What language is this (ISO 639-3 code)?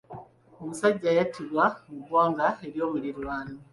lug